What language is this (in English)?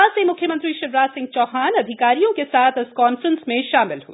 Hindi